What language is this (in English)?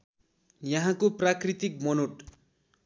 Nepali